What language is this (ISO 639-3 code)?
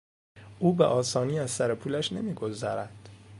fas